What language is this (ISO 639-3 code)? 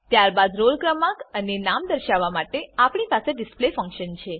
guj